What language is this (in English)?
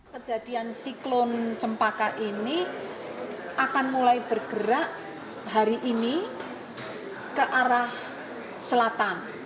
Indonesian